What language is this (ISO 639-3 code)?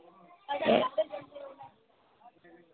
doi